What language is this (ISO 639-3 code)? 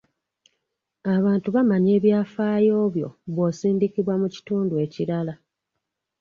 lug